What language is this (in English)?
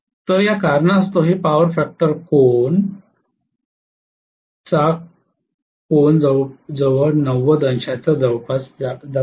Marathi